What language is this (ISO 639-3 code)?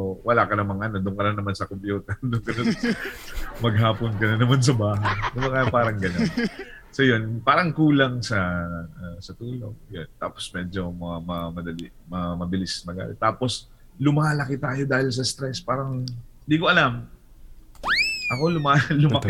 fil